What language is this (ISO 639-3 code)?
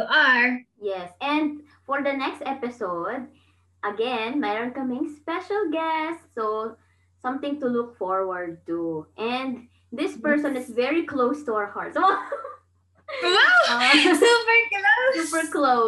fil